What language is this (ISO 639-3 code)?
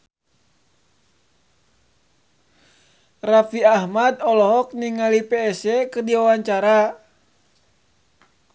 sun